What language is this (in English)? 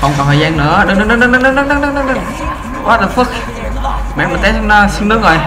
Vietnamese